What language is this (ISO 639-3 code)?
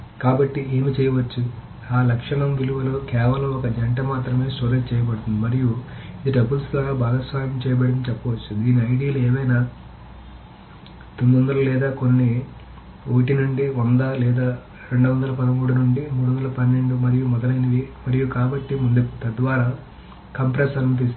tel